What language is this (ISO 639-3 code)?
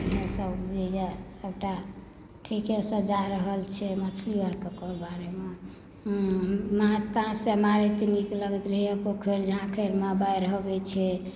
mai